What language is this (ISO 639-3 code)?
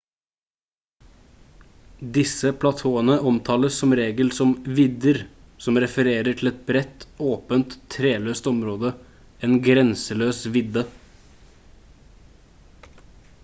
nob